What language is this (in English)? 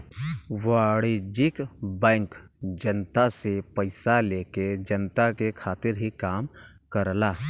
Bhojpuri